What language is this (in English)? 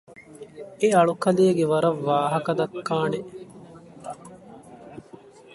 Divehi